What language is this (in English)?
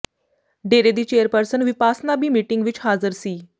Punjabi